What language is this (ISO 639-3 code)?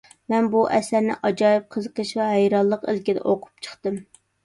uig